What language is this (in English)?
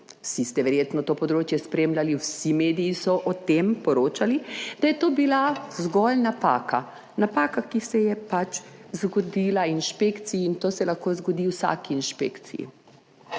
Slovenian